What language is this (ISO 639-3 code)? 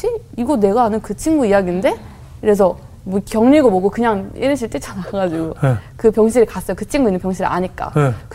kor